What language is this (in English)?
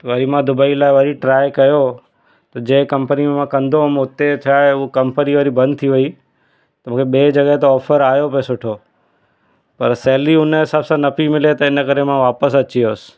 Sindhi